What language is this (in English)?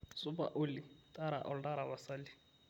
Masai